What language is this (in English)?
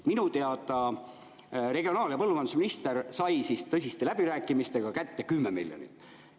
Estonian